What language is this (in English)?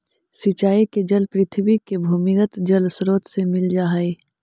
Magahi